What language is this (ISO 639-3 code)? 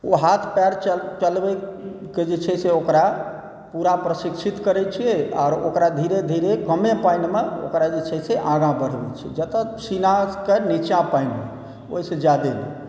mai